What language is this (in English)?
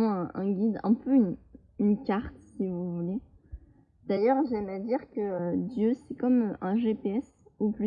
French